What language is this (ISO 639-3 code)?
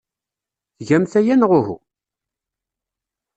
kab